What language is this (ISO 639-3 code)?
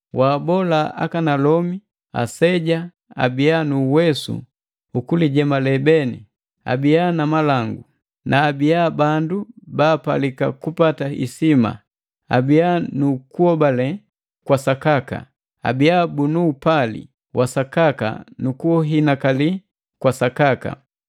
mgv